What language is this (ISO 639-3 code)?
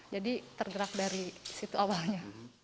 ind